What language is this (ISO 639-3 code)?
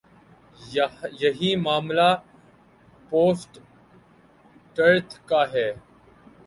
urd